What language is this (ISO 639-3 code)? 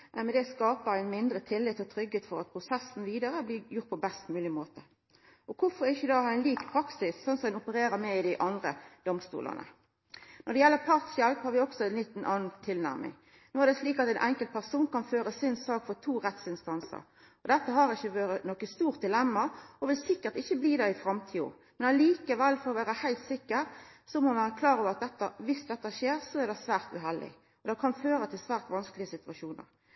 nno